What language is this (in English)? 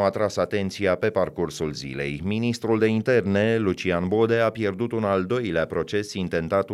Romanian